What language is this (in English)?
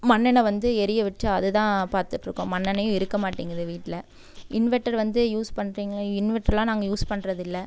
Tamil